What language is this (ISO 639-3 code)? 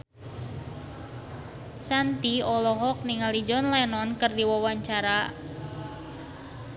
sun